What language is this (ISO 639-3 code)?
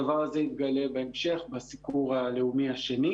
heb